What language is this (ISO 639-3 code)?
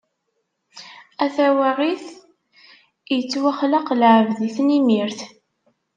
kab